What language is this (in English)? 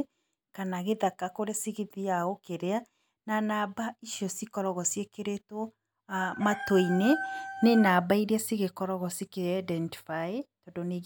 Kikuyu